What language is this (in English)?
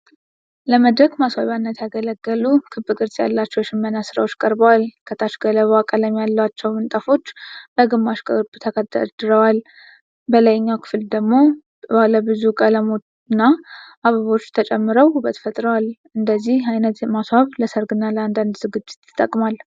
Amharic